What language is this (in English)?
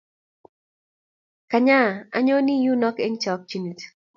Kalenjin